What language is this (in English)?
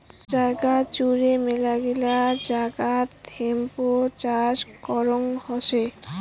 Bangla